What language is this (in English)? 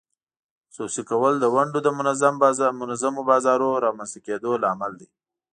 Pashto